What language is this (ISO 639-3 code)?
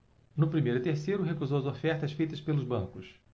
por